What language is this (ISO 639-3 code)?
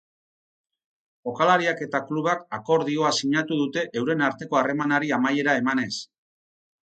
eus